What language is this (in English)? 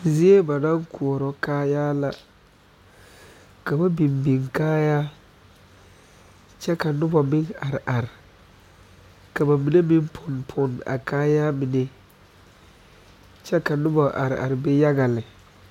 Southern Dagaare